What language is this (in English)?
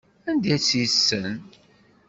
Kabyle